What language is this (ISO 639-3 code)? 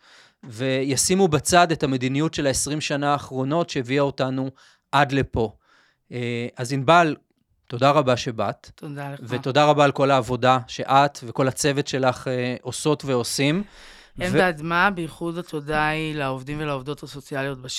heb